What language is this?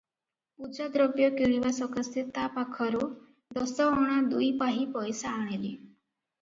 Odia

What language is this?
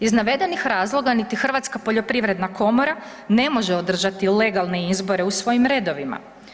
Croatian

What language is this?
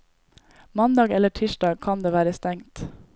Norwegian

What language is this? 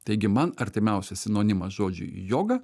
Lithuanian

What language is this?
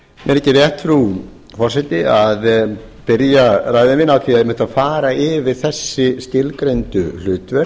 Icelandic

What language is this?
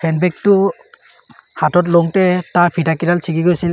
Assamese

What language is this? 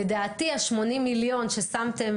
Hebrew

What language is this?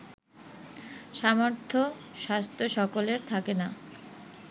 Bangla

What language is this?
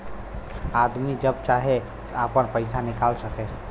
Bhojpuri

